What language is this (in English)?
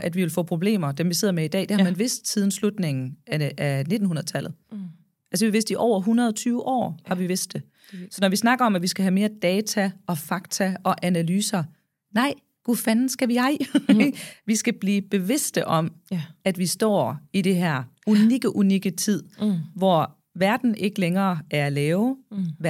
Danish